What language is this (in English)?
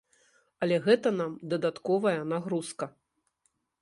Belarusian